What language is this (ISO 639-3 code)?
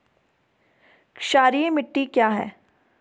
hin